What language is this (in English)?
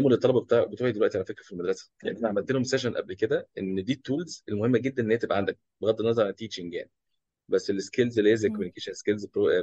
Arabic